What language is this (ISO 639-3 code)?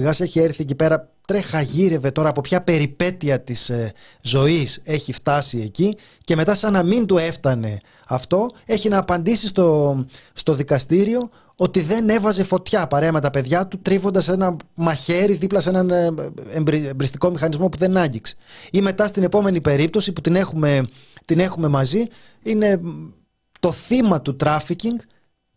ell